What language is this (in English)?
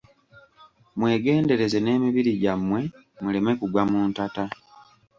Ganda